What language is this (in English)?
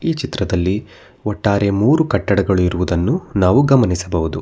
Kannada